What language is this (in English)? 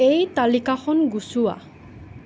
Assamese